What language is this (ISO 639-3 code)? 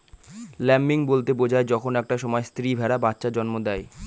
ben